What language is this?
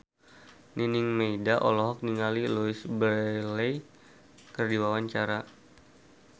Sundanese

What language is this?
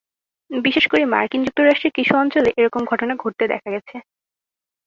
Bangla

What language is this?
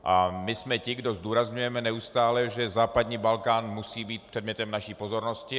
Czech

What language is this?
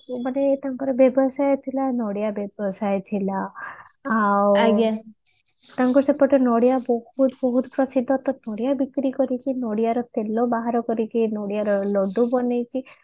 Odia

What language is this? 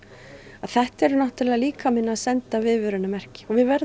Icelandic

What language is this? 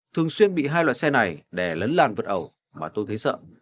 Vietnamese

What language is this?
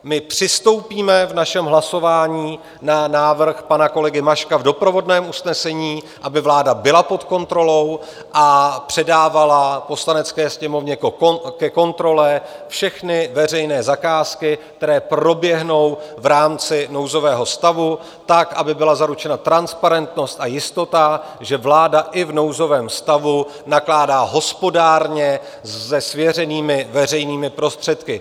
Czech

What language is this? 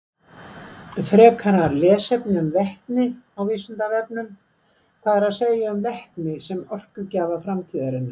Icelandic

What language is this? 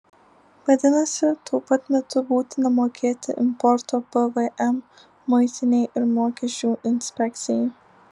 Lithuanian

